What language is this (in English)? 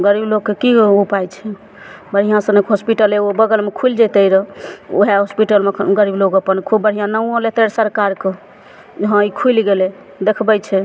Maithili